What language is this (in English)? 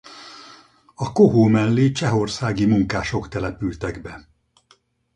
Hungarian